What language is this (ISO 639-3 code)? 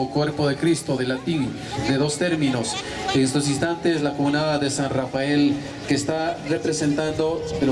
spa